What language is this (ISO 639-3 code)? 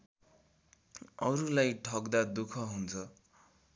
nep